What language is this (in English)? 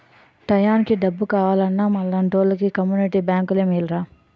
Telugu